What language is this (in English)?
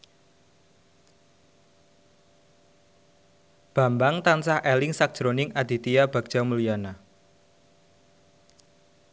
Javanese